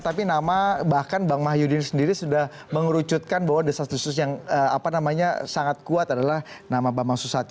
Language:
Indonesian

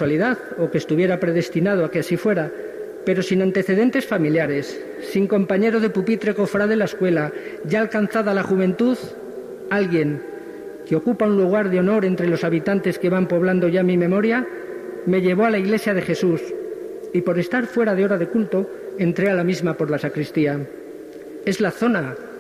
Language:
Spanish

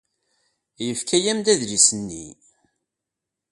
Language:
Kabyle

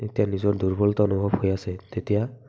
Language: Assamese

